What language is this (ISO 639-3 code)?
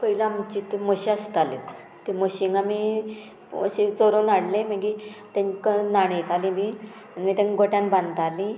kok